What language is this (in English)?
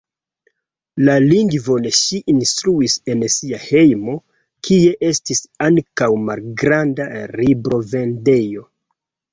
Esperanto